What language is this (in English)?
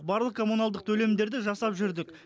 Kazakh